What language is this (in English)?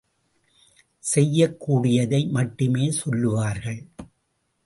Tamil